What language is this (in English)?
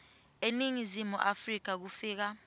Swati